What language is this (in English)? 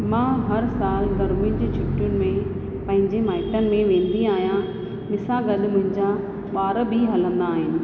Sindhi